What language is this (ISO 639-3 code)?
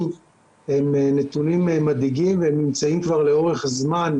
heb